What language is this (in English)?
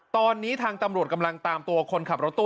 Thai